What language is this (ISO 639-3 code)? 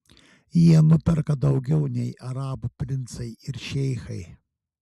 lit